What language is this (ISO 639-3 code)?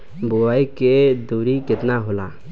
bho